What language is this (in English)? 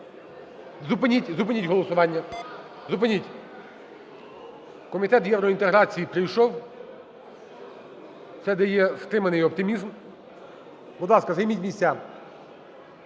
Ukrainian